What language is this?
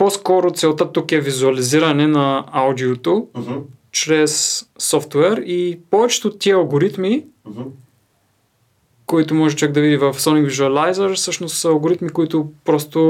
Bulgarian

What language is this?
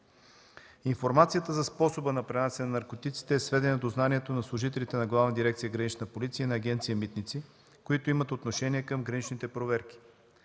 Bulgarian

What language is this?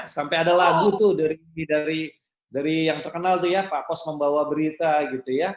Indonesian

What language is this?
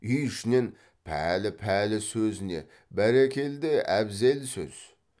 Kazakh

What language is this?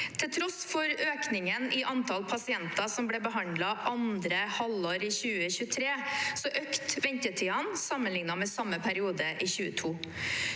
Norwegian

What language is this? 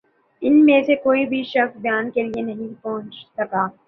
Urdu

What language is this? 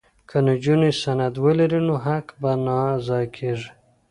Pashto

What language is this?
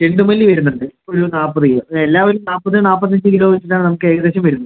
Malayalam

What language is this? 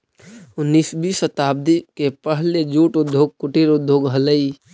Magahi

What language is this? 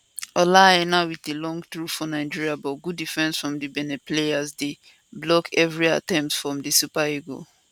Nigerian Pidgin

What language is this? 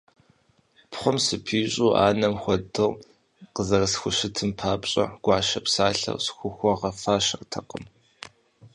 Kabardian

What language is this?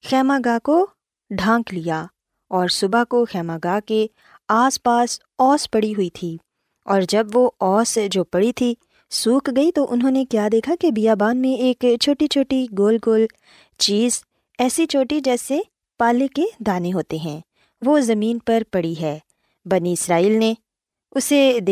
Urdu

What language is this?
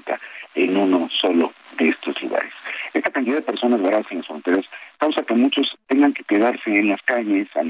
Spanish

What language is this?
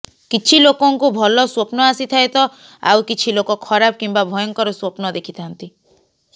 Odia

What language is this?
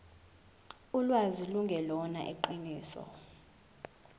Zulu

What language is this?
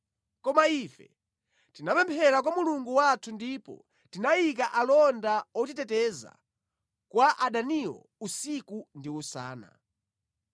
Nyanja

